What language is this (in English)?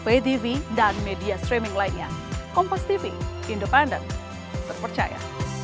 Indonesian